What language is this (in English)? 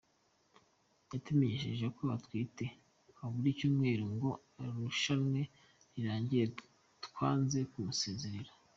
Kinyarwanda